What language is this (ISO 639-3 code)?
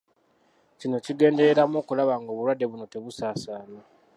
lug